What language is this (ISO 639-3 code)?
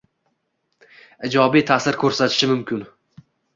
uzb